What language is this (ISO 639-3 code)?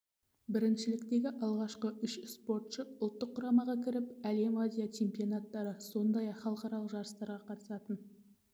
kaz